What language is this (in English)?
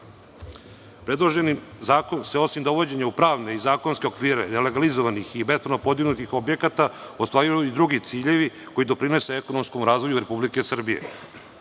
Serbian